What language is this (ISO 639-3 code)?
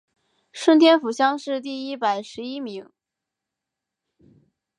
zho